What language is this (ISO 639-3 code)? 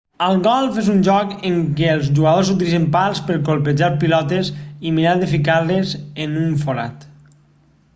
cat